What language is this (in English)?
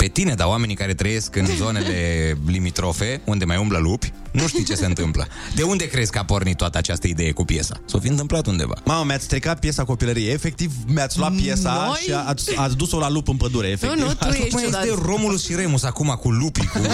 Romanian